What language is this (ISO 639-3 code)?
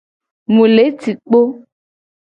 gej